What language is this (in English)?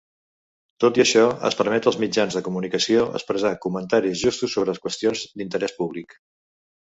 Catalan